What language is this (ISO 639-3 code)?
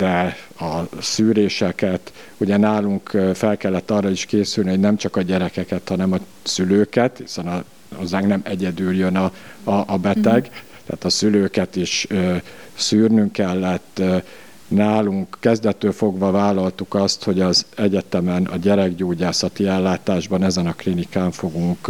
hun